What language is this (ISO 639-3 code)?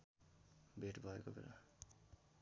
nep